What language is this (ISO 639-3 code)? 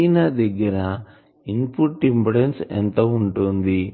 tel